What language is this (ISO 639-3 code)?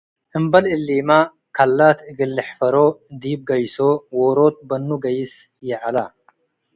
tig